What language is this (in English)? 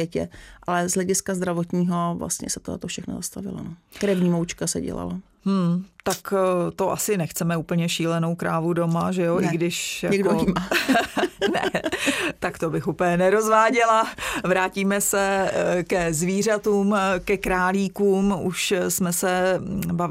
Czech